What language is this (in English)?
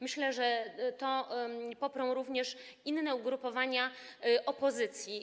Polish